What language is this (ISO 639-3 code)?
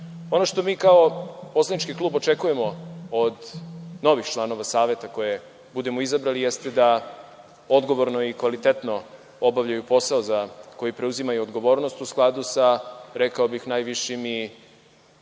srp